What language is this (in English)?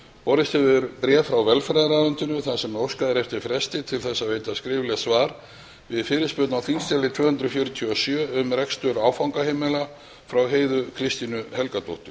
Icelandic